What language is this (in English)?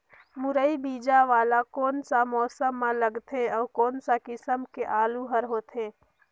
Chhattisgarhi